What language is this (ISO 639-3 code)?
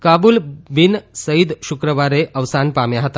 guj